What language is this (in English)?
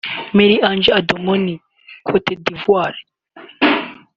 Kinyarwanda